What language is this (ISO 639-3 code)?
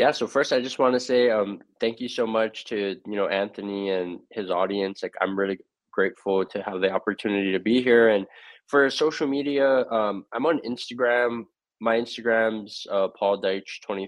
eng